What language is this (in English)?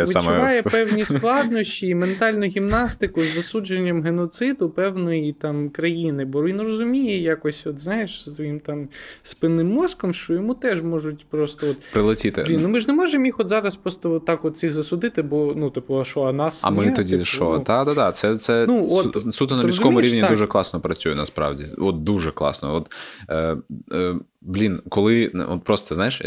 Ukrainian